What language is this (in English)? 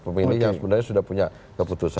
Indonesian